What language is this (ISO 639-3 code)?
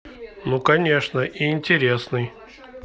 rus